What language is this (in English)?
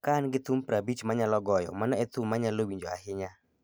Luo (Kenya and Tanzania)